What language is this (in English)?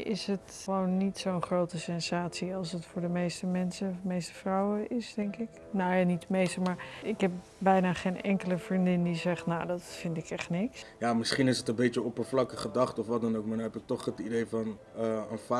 Dutch